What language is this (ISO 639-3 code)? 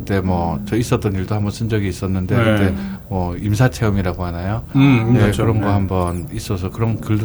kor